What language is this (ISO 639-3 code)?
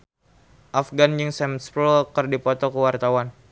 sun